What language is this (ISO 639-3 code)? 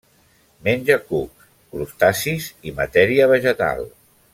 cat